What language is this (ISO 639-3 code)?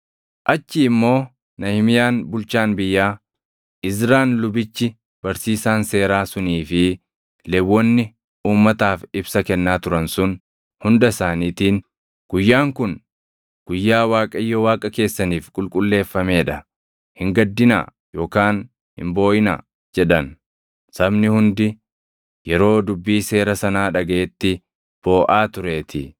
orm